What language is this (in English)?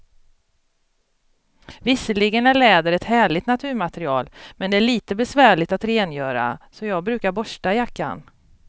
Swedish